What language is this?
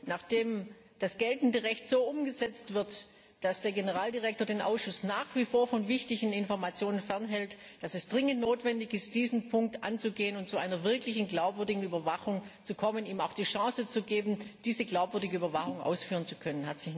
German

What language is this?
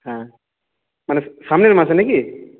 Bangla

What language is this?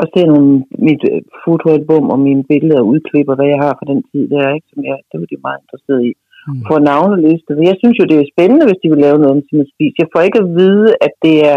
Danish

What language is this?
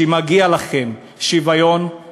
Hebrew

